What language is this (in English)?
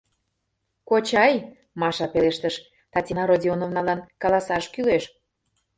Mari